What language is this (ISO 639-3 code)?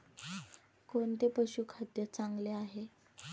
mar